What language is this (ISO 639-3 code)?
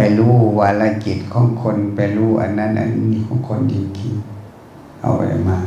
tha